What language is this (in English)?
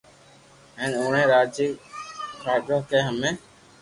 Loarki